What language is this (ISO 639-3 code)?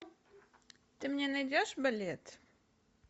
rus